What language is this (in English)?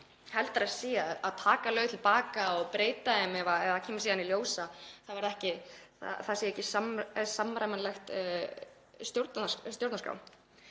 Icelandic